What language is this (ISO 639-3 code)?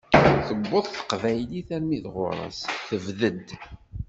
kab